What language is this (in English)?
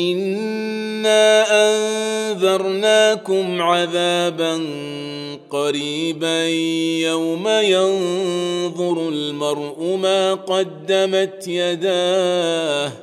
Arabic